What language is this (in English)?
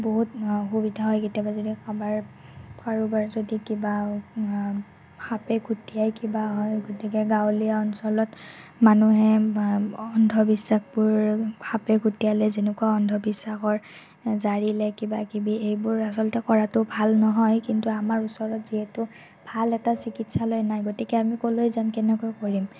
Assamese